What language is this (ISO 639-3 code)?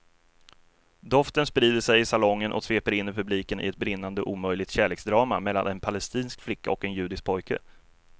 swe